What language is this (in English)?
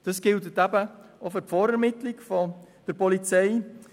Swiss German